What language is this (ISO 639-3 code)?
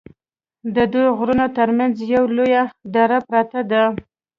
pus